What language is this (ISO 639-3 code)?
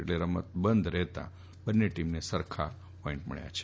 guj